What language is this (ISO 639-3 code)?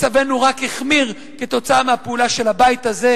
heb